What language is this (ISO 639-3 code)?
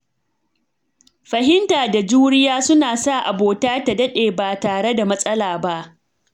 hau